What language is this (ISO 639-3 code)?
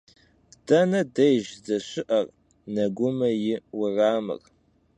kbd